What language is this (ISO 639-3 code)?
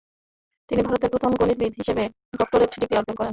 ben